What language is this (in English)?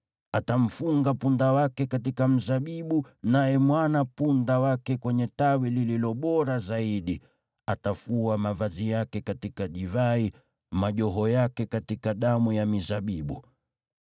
Swahili